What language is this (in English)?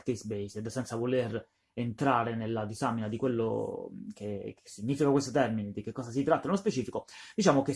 Italian